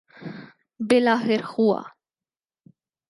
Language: Urdu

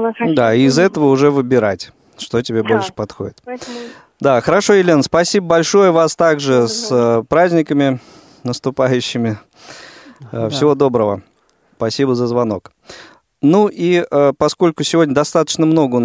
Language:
Russian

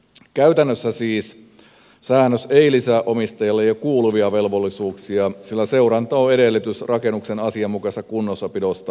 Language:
Finnish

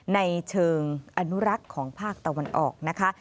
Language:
Thai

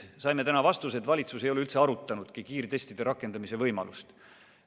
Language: Estonian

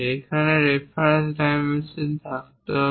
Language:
Bangla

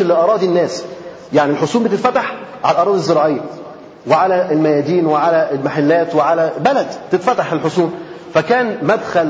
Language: Arabic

